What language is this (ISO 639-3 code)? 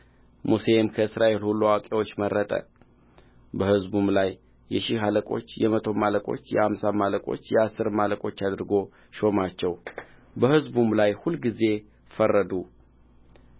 amh